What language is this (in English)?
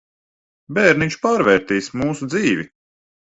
Latvian